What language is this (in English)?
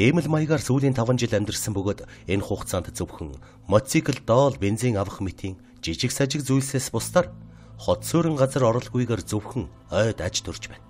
Turkish